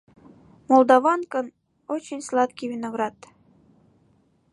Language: Mari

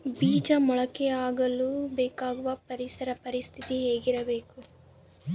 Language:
Kannada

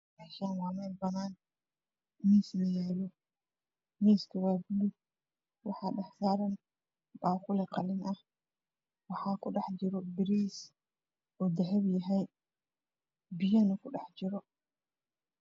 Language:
Somali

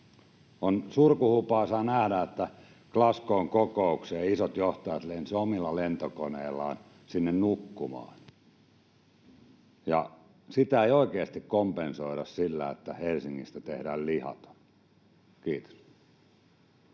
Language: Finnish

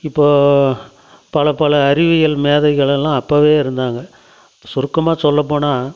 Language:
Tamil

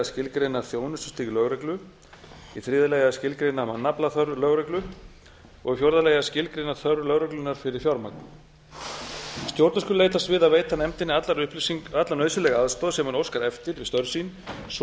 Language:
Icelandic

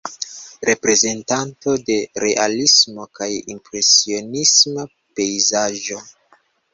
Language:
Esperanto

